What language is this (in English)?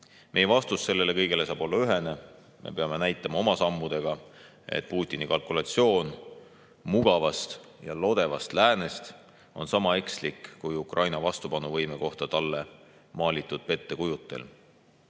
Estonian